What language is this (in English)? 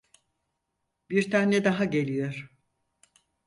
Turkish